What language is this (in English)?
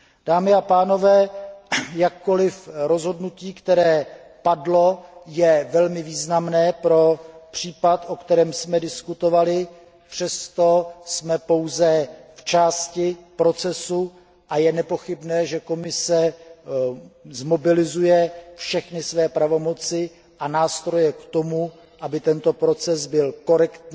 Czech